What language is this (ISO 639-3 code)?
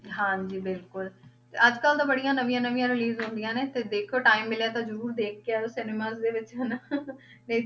pan